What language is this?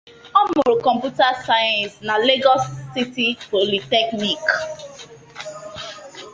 Igbo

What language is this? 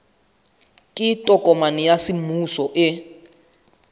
Southern Sotho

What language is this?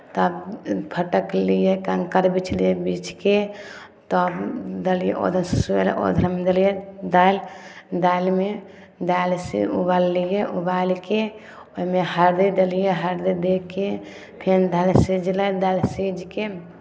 Maithili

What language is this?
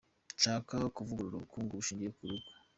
Kinyarwanda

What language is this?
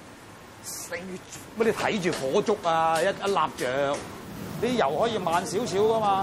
Chinese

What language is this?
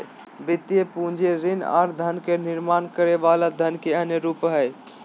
Magahi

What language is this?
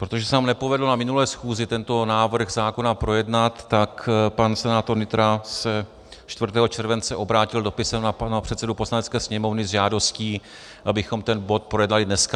Czech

